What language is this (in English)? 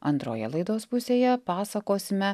Lithuanian